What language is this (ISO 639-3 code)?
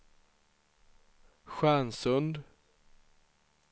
swe